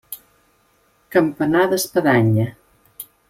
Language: Catalan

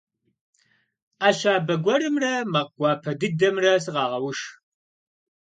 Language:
Kabardian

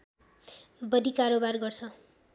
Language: Nepali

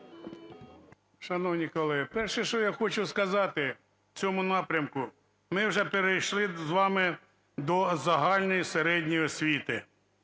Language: Ukrainian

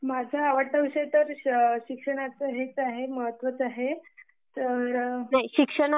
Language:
Marathi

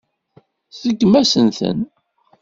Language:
Kabyle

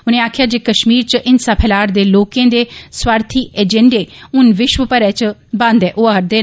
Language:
Dogri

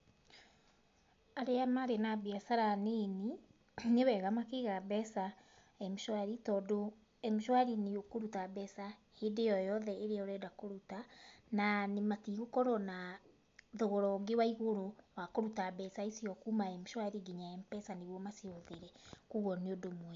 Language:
Kikuyu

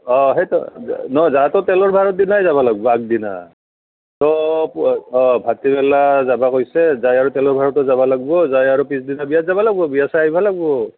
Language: Assamese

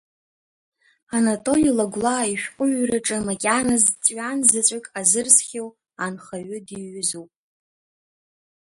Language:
Abkhazian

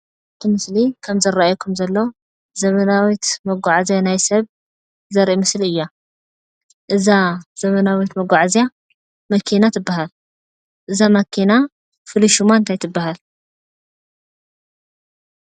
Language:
Tigrinya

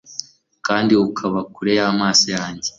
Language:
Kinyarwanda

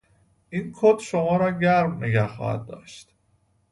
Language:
Persian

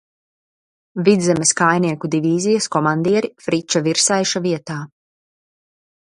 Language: Latvian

